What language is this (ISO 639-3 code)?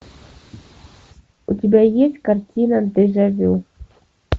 rus